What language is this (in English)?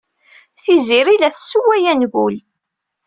Kabyle